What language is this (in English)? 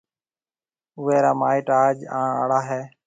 Marwari (Pakistan)